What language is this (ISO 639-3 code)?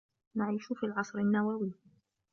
ara